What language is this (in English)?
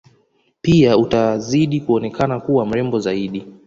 Swahili